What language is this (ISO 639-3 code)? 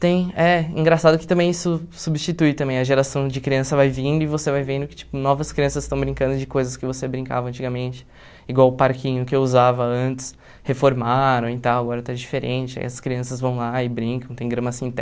por